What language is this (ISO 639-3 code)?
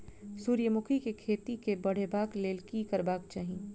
mai